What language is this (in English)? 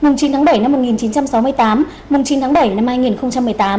Vietnamese